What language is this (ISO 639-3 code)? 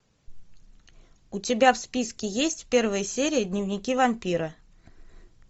rus